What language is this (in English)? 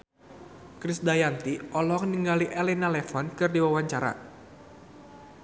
Sundanese